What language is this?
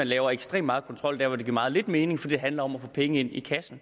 Danish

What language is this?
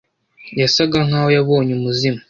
Kinyarwanda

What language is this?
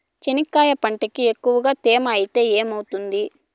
Telugu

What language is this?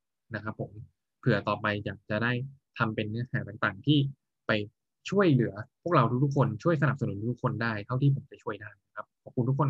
Thai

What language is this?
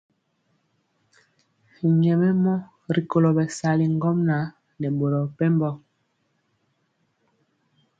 Mpiemo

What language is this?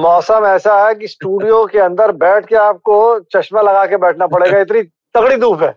Hindi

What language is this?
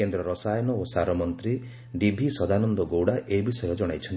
Odia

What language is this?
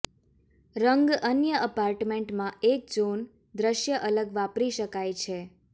Gujarati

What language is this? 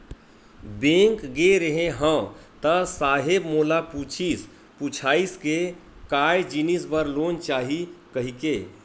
Chhattisgarhi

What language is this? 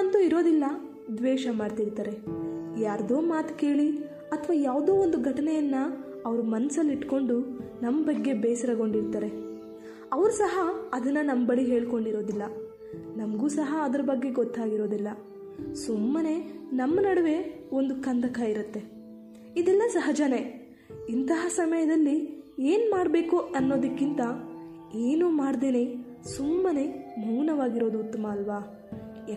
Kannada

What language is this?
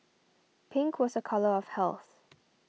English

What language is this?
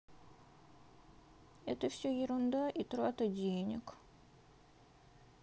Russian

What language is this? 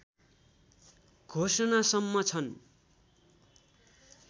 Nepali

